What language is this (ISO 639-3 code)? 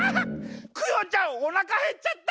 jpn